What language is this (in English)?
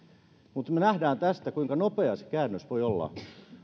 Finnish